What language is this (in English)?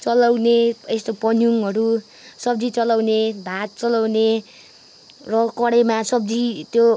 Nepali